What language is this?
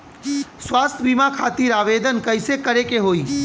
Bhojpuri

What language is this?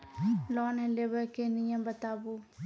Maithili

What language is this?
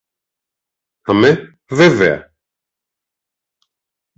Greek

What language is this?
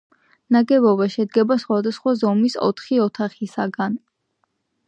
Georgian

